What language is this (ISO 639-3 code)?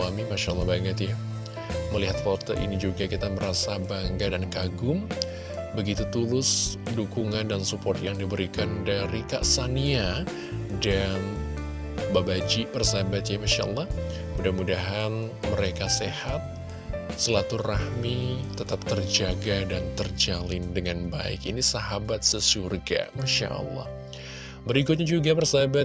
ind